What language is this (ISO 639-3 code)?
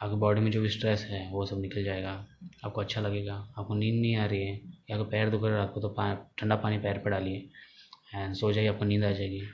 hin